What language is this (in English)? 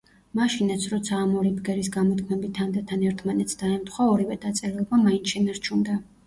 Georgian